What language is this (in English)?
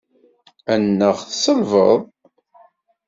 Kabyle